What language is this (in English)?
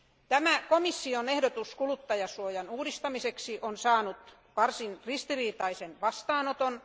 Finnish